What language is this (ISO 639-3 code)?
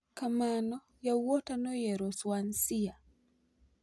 luo